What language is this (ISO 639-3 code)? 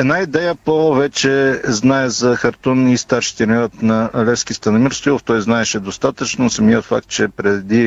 bul